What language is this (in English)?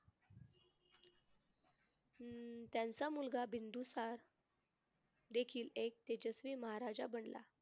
Marathi